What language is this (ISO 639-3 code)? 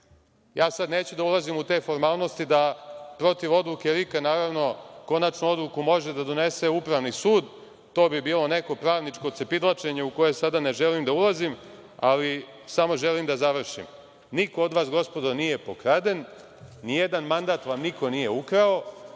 srp